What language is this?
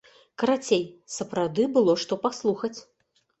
Belarusian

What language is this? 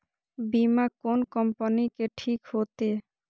Maithili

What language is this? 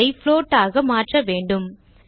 Tamil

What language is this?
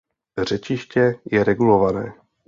Czech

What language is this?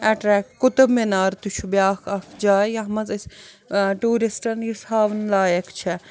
Kashmiri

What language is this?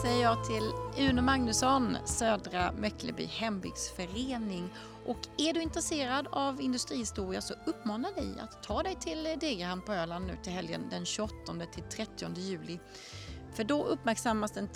Swedish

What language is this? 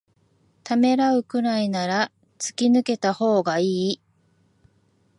Japanese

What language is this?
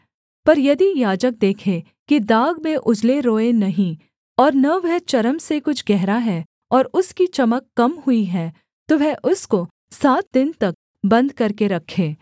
Hindi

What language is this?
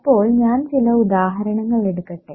Malayalam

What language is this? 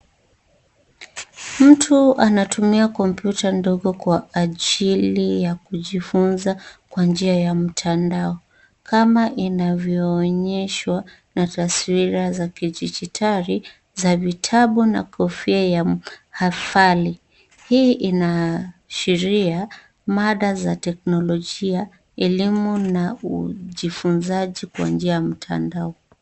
Swahili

